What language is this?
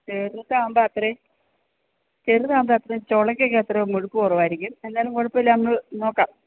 Malayalam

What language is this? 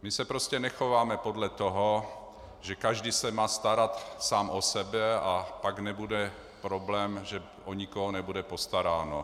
Czech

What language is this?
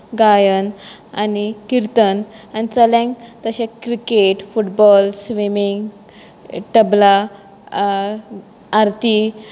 Konkani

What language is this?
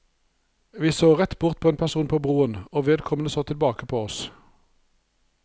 Norwegian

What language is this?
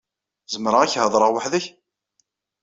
Kabyle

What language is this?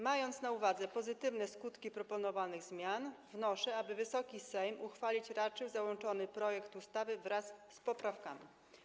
Polish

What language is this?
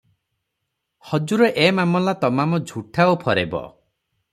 Odia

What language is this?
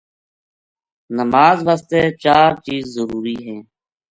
Gujari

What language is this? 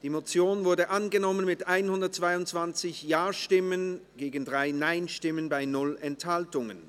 Swiss German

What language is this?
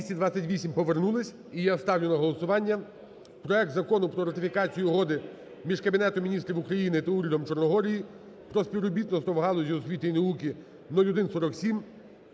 Ukrainian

